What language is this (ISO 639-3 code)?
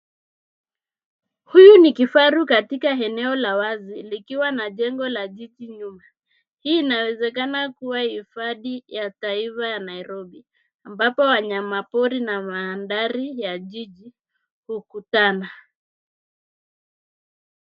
swa